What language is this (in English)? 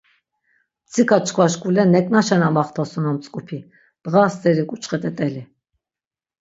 Laz